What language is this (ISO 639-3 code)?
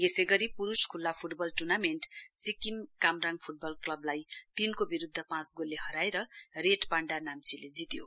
nep